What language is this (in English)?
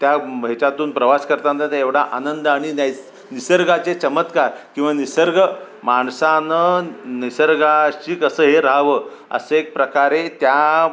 Marathi